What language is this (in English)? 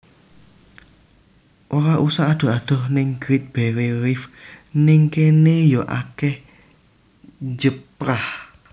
Javanese